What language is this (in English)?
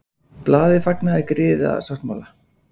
Icelandic